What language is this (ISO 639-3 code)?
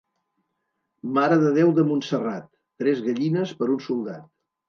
cat